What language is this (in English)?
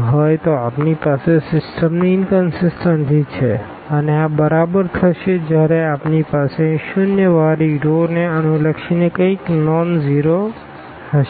Gujarati